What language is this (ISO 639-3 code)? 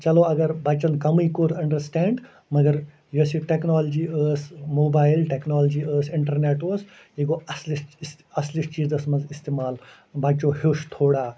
kas